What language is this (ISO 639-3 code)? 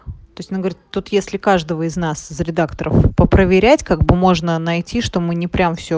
rus